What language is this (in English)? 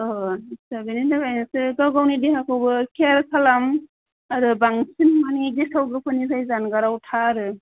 Bodo